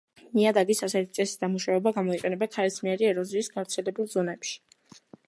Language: Georgian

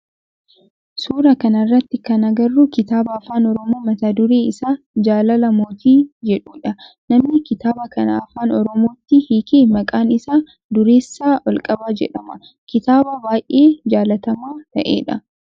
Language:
Oromo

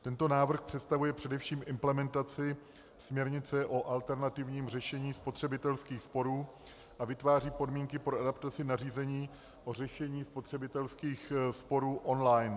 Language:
Czech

